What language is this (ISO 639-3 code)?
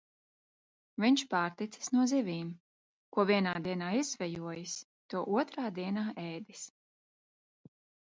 lav